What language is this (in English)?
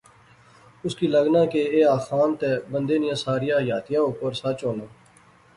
Pahari-Potwari